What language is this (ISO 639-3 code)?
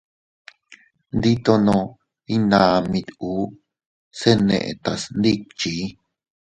cut